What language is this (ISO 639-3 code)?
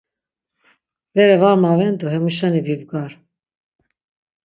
lzz